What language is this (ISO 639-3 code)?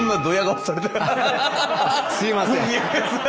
jpn